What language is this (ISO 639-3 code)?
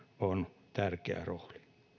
fin